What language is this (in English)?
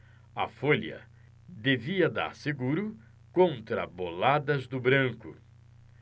Portuguese